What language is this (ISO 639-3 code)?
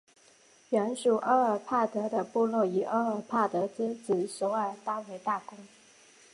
zho